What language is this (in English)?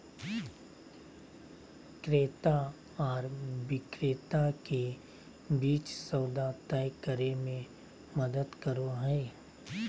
Magahi